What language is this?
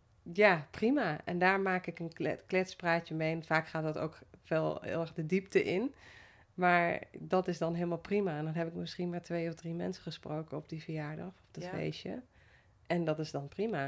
Dutch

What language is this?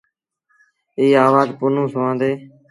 Sindhi Bhil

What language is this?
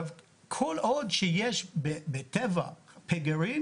Hebrew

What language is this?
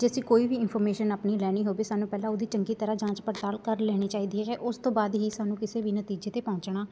Punjabi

